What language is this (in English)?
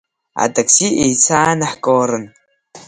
Abkhazian